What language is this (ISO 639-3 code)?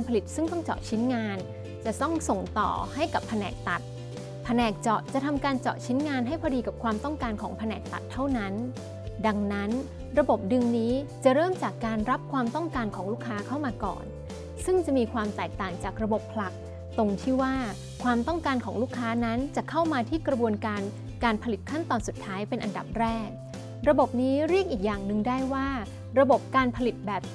tha